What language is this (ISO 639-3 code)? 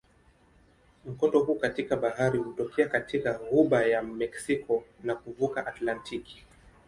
swa